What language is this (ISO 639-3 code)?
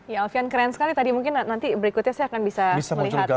ind